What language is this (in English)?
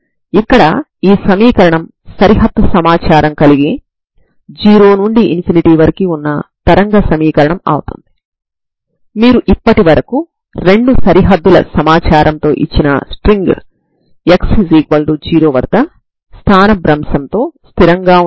Telugu